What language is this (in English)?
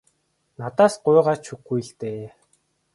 Mongolian